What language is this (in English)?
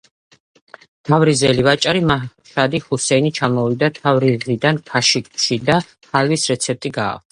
Georgian